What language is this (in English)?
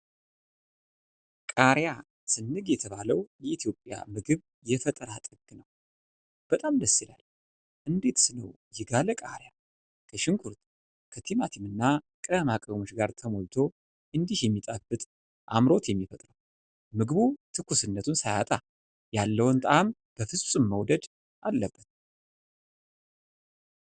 Amharic